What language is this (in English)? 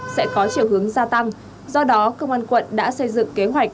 Vietnamese